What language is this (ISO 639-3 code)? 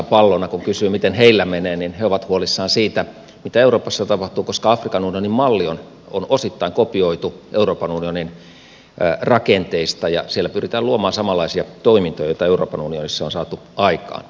fin